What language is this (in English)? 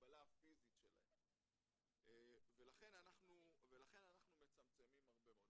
Hebrew